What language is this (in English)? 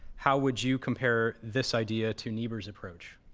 English